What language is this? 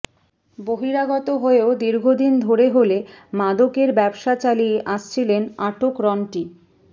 Bangla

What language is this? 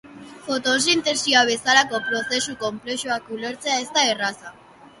Basque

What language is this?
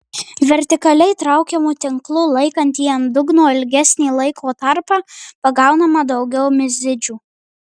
Lithuanian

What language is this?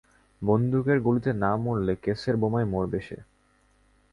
Bangla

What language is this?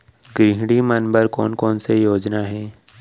Chhattisgarhi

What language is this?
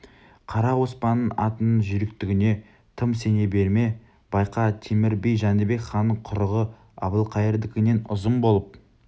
Kazakh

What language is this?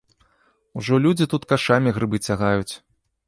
Belarusian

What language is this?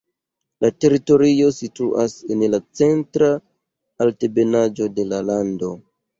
Esperanto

